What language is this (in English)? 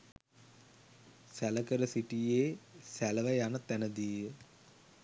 Sinhala